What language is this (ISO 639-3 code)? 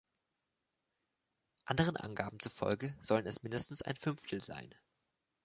deu